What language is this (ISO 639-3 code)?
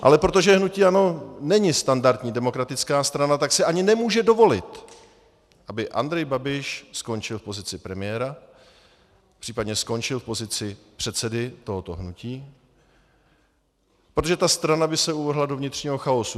ces